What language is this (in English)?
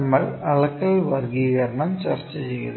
Malayalam